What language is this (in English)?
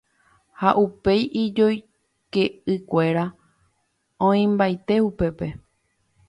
Guarani